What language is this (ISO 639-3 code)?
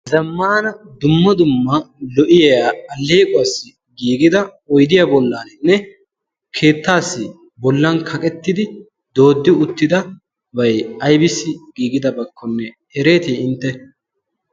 wal